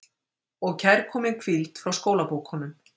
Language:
Icelandic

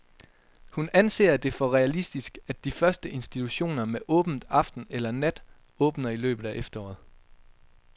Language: Danish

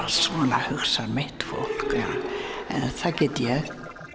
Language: Icelandic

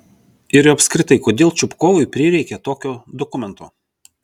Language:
Lithuanian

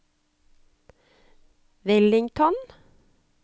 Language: Norwegian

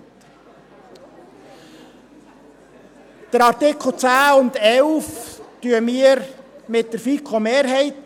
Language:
Swiss German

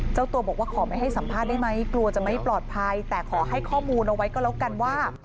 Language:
Thai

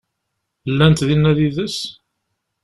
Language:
Kabyle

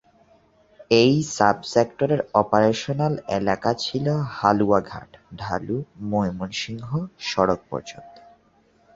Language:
Bangla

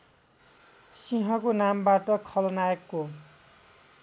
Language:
Nepali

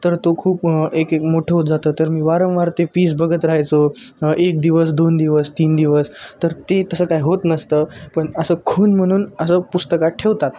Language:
Marathi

